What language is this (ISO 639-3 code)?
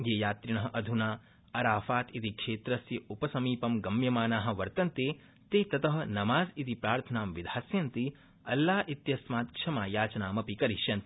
san